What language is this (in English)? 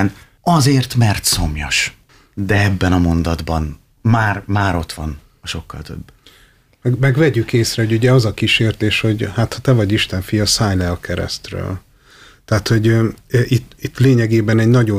Hungarian